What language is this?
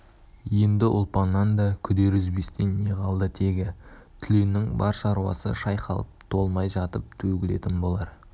Kazakh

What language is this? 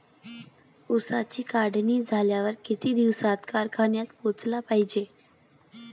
Marathi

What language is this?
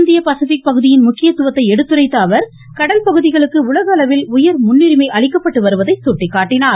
Tamil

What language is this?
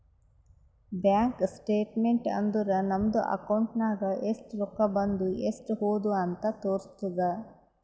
Kannada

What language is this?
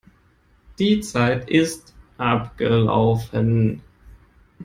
German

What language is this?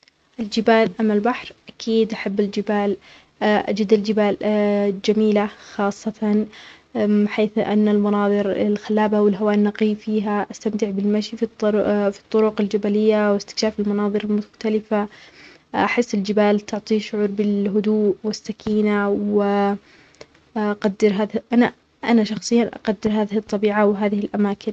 Omani Arabic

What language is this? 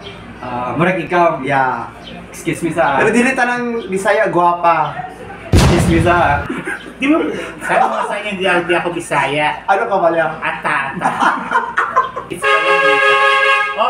Filipino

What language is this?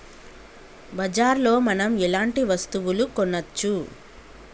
Telugu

